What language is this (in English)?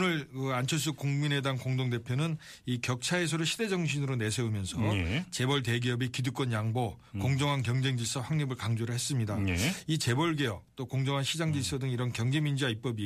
Korean